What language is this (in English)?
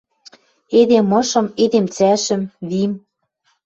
Western Mari